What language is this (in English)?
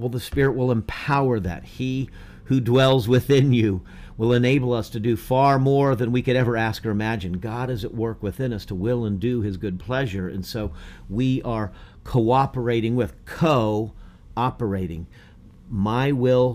English